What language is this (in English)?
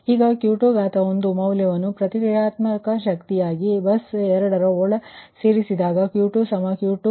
Kannada